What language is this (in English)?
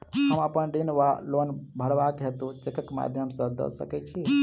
Maithili